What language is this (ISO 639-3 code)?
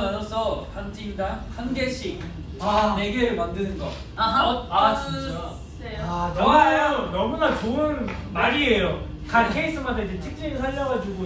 kor